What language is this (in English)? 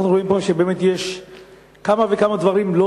Hebrew